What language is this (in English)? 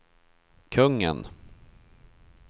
Swedish